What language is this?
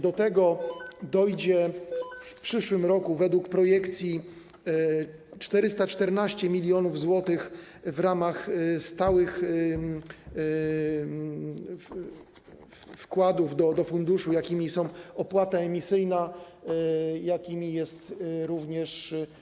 Polish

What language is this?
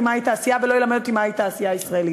Hebrew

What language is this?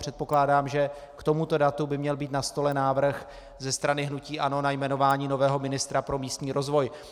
Czech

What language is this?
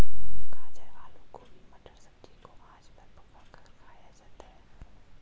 Hindi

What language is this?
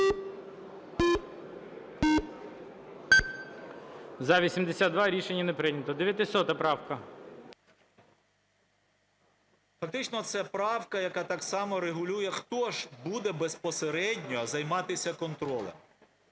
Ukrainian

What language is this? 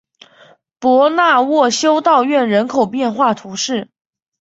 Chinese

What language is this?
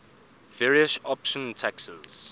English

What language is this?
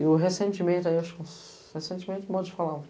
Portuguese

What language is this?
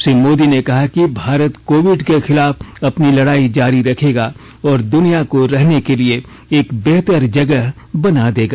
Hindi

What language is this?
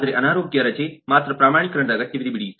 Kannada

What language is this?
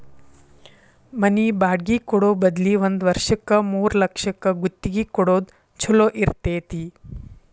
Kannada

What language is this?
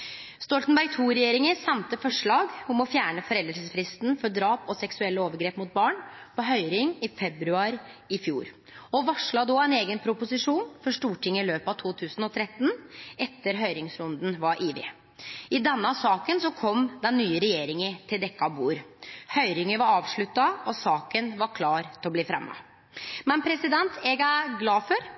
Norwegian Nynorsk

